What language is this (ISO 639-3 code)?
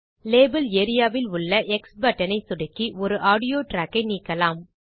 tam